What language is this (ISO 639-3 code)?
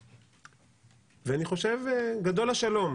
heb